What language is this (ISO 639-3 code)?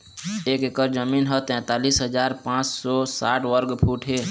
hne